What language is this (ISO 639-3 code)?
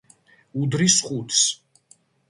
kat